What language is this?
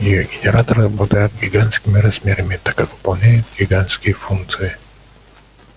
Russian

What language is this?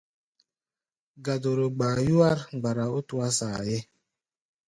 Gbaya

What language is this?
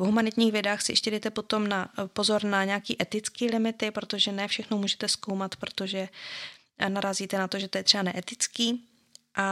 Czech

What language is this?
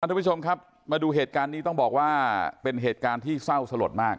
Thai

